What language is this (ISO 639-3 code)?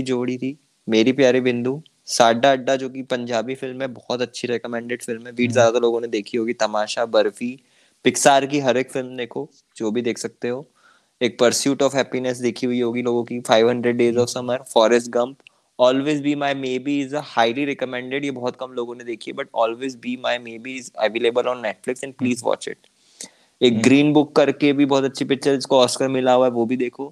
hin